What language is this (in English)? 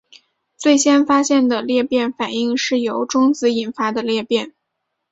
Chinese